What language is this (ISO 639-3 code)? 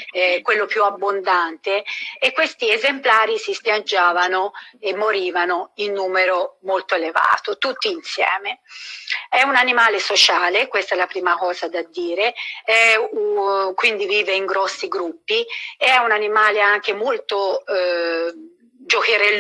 ita